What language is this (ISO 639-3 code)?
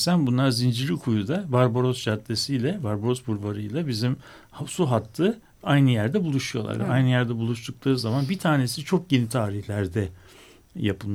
tur